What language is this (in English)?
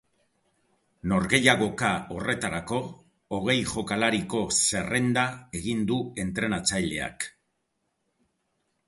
Basque